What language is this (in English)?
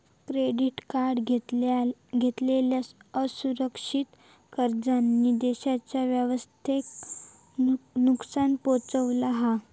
Marathi